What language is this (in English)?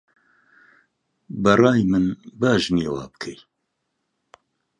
Central Kurdish